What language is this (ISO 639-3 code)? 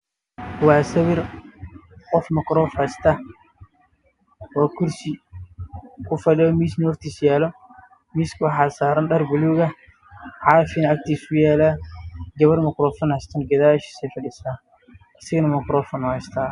som